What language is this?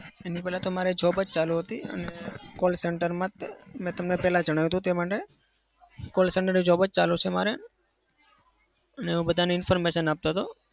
Gujarati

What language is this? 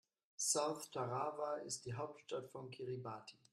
German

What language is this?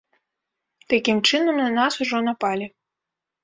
Belarusian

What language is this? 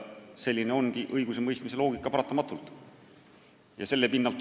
Estonian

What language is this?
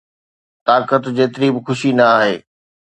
Sindhi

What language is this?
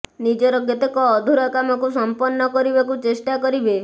Odia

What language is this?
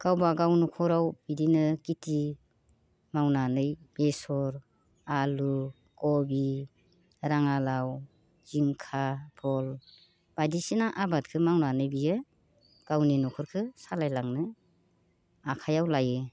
Bodo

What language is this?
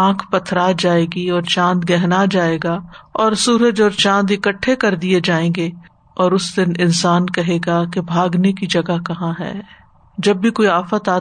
Urdu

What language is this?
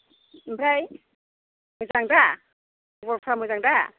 Bodo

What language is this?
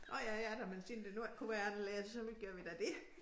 Danish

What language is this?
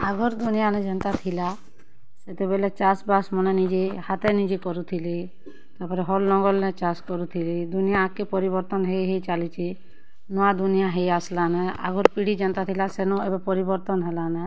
Odia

